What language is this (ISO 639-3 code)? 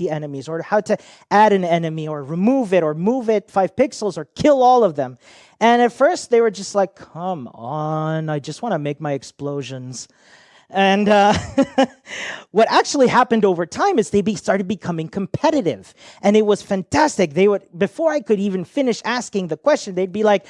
eng